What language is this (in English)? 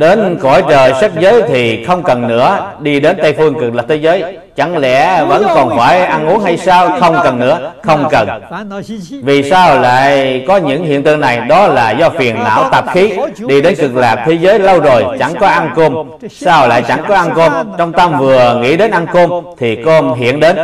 Vietnamese